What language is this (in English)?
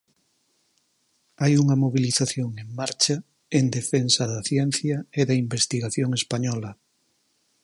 Galician